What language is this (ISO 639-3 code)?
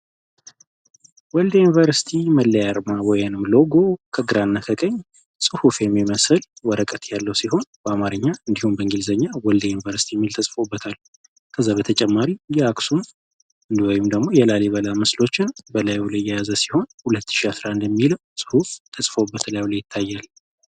amh